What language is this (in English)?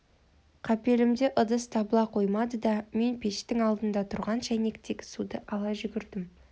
Kazakh